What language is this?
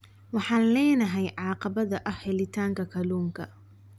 Somali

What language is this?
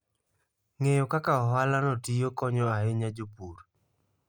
Luo (Kenya and Tanzania)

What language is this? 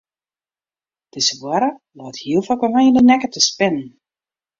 Western Frisian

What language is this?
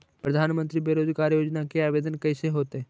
Magahi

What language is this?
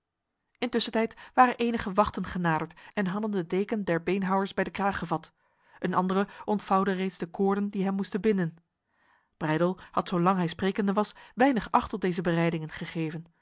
Dutch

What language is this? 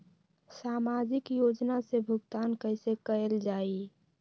Magahi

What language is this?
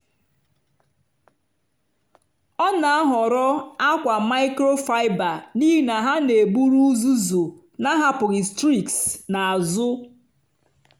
Igbo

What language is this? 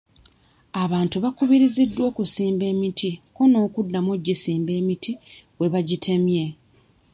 Ganda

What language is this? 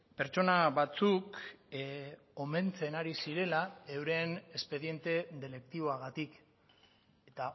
Basque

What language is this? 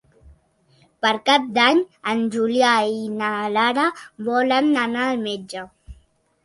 Catalan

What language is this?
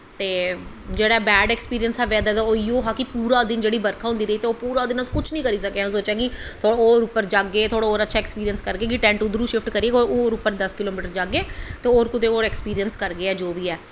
Dogri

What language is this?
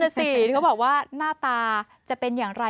Thai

